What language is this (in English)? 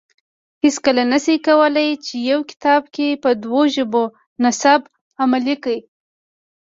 Pashto